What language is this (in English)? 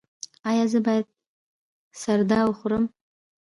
Pashto